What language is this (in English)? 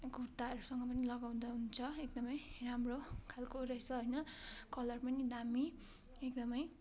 Nepali